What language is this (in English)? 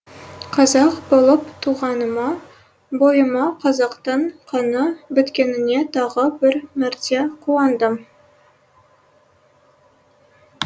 Kazakh